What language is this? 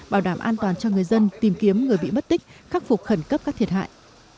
Vietnamese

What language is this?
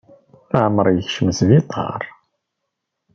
Kabyle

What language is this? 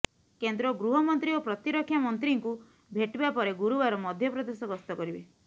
Odia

